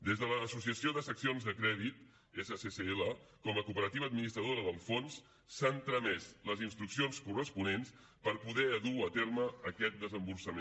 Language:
Catalan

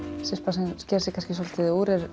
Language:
Icelandic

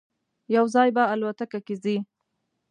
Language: Pashto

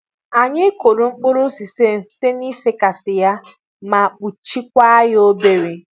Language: Igbo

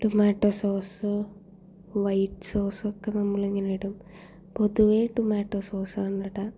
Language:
Malayalam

